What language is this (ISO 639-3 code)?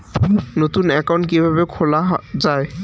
ben